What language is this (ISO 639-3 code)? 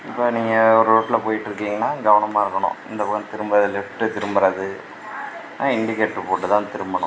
tam